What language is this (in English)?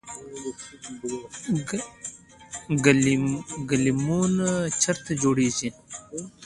Pashto